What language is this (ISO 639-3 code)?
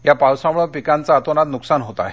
mar